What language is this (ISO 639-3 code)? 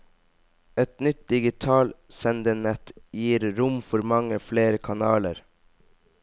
nor